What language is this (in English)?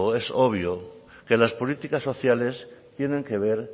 Spanish